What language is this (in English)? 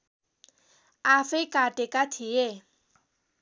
Nepali